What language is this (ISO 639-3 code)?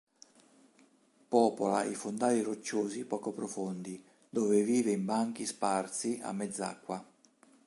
ita